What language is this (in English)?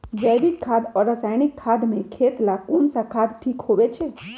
Magahi